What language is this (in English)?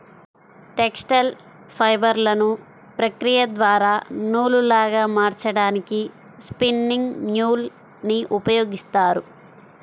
Telugu